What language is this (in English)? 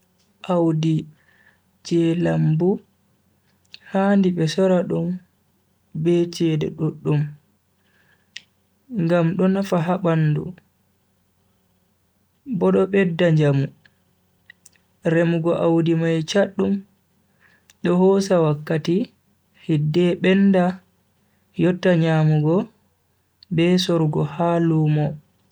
Bagirmi Fulfulde